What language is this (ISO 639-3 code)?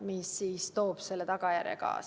est